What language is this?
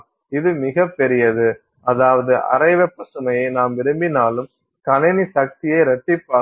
Tamil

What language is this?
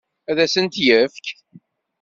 Kabyle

